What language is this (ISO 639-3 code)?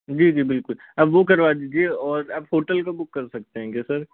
hin